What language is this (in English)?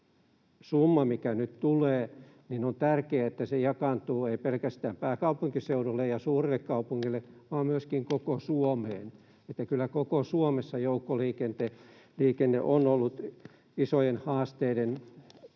Finnish